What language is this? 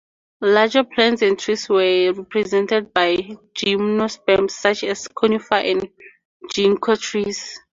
English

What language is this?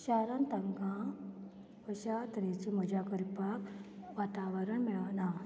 Konkani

